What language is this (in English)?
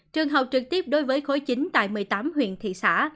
Vietnamese